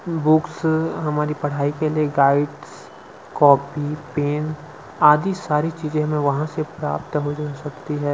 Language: Hindi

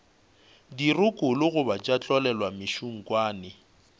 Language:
Northern Sotho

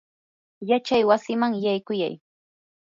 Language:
Yanahuanca Pasco Quechua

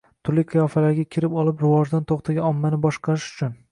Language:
Uzbek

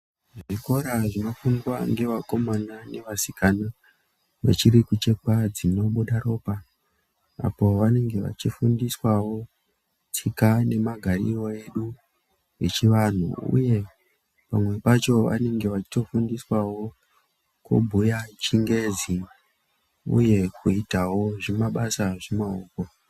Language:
Ndau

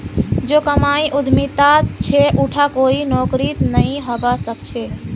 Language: Magahi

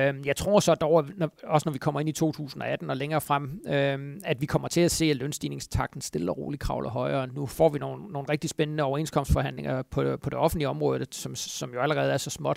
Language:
Danish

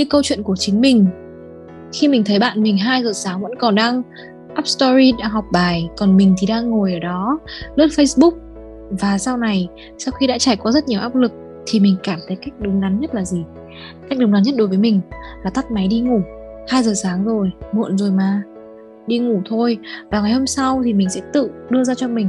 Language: Vietnamese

